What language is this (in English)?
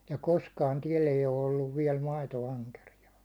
Finnish